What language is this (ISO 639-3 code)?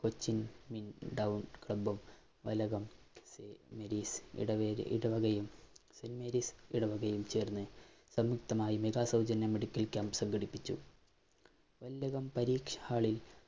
mal